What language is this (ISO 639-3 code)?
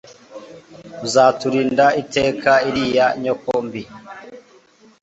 kin